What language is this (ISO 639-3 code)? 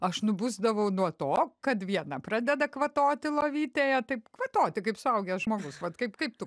lit